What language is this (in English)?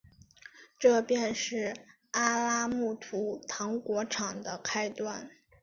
Chinese